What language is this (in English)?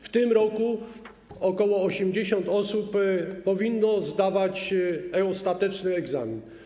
Polish